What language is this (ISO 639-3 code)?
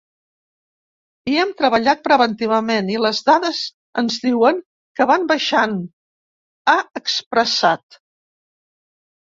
cat